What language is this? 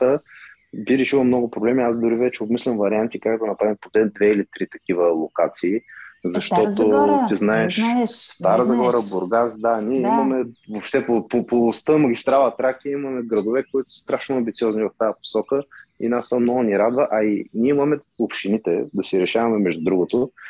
Bulgarian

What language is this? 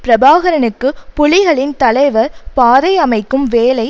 Tamil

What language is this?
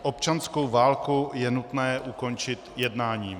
Czech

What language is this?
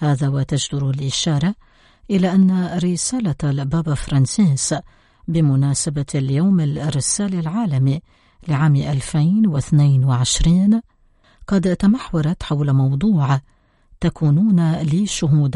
Arabic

